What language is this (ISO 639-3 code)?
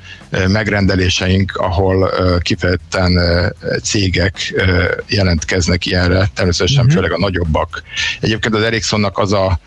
hun